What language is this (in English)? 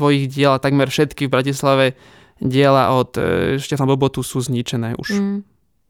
Slovak